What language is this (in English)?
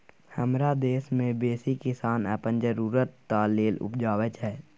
Maithili